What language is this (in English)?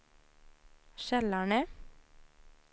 Swedish